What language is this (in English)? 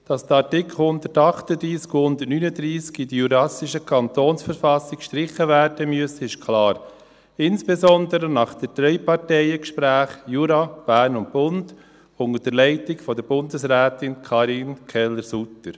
Swiss German